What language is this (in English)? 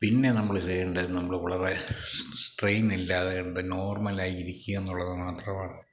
Malayalam